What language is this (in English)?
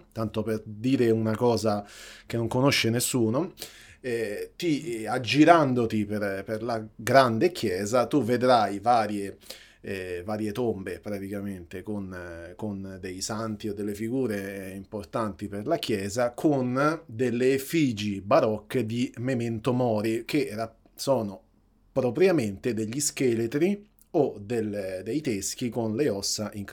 Italian